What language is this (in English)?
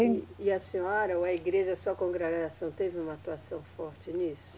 Portuguese